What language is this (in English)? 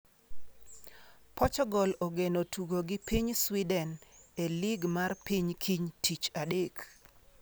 Luo (Kenya and Tanzania)